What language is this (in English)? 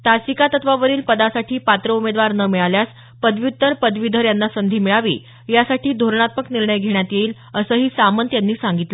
Marathi